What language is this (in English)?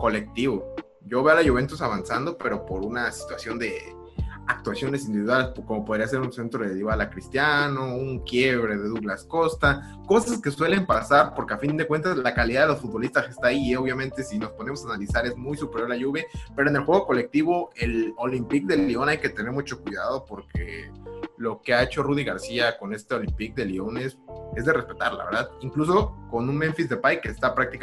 Spanish